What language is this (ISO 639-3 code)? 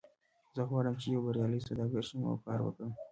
pus